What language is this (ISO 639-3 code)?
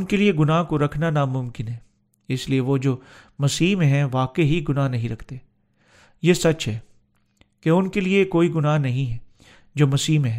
urd